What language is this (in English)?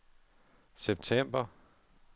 Danish